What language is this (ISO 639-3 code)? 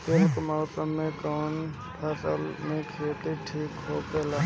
bho